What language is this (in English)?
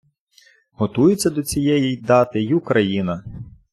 Ukrainian